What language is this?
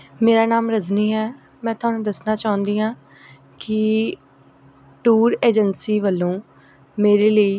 Punjabi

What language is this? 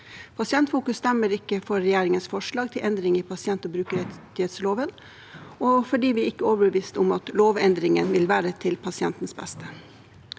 Norwegian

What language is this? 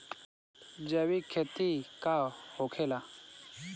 Bhojpuri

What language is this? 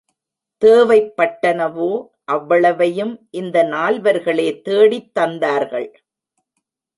Tamil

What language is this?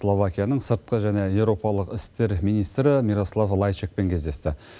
Kazakh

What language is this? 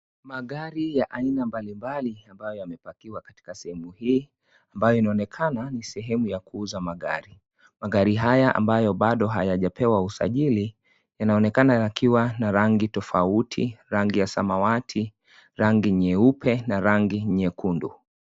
Swahili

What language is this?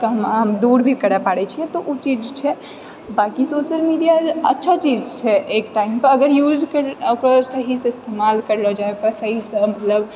Maithili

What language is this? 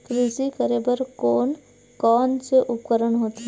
Chhattisgarhi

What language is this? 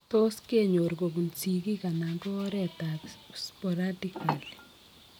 Kalenjin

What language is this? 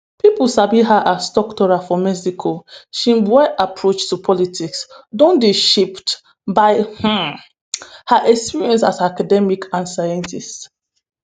Nigerian Pidgin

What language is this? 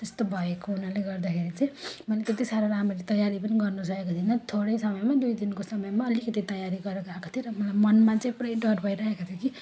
Nepali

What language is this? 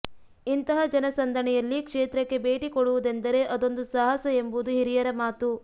Kannada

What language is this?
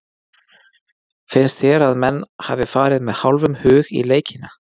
Icelandic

